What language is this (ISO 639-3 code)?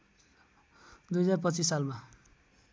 nep